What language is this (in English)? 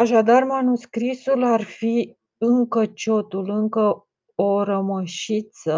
Romanian